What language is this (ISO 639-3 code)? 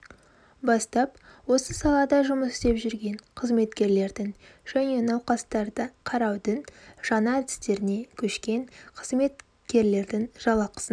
kaz